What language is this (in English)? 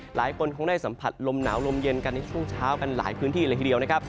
Thai